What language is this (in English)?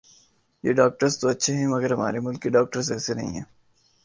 Urdu